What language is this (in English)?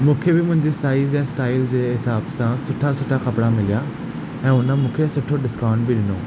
Sindhi